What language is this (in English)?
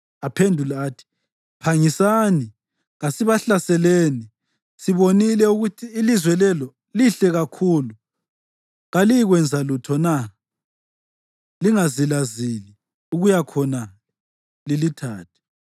North Ndebele